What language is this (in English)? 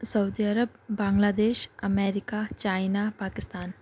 Urdu